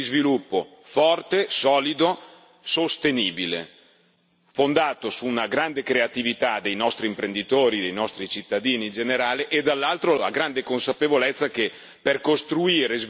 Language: Italian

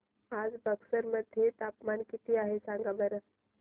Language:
Marathi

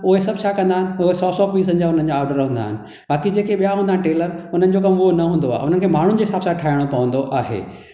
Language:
Sindhi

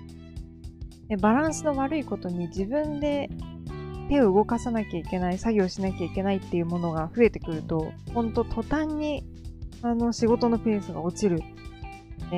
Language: Japanese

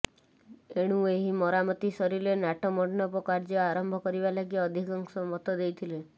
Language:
Odia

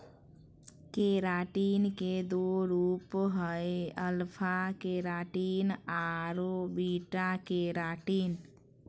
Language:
Magahi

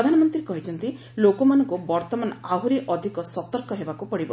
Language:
Odia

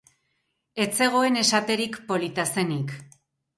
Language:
Basque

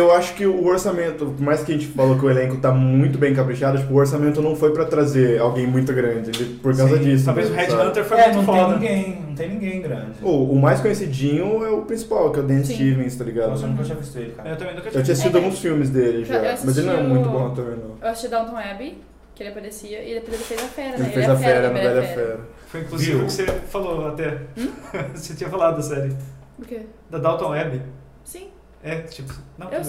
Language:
Portuguese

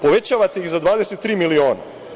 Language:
Serbian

